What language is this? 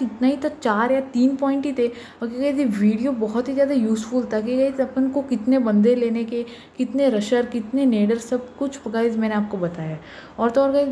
Hindi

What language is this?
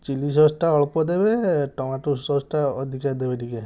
Odia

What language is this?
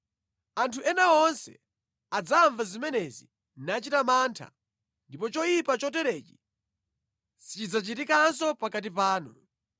Nyanja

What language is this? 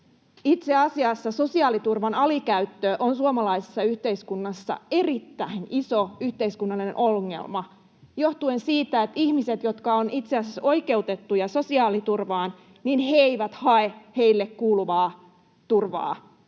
Finnish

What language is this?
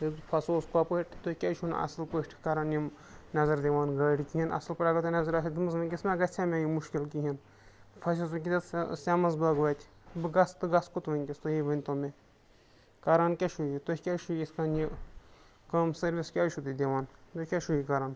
Kashmiri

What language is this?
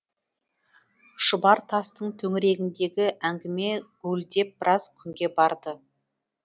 Kazakh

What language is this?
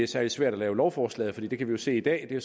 Danish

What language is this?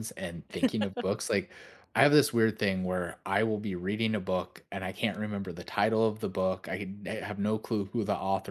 English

